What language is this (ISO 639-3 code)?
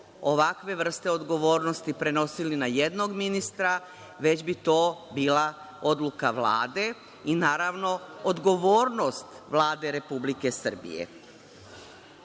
srp